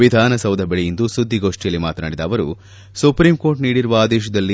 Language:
Kannada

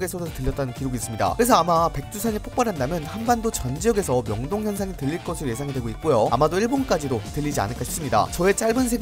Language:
Korean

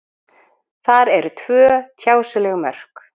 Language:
Icelandic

